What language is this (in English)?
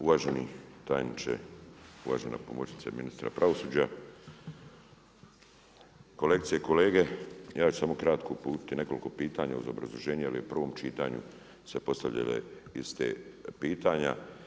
Croatian